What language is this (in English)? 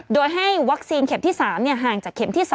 Thai